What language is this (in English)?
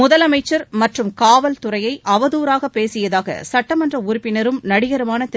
Tamil